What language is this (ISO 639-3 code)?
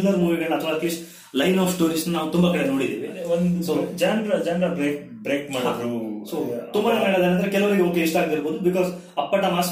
kan